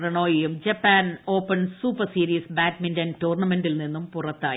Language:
Malayalam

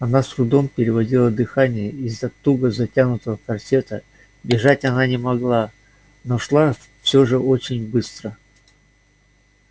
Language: Russian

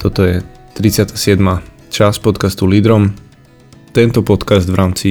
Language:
Slovak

